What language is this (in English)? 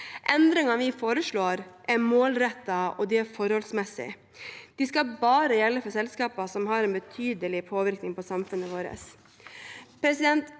Norwegian